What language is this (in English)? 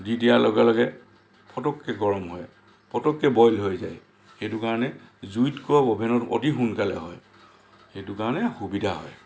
Assamese